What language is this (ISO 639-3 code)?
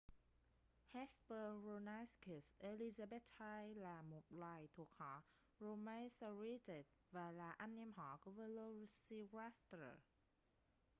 vie